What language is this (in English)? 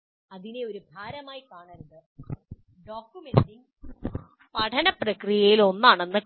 Malayalam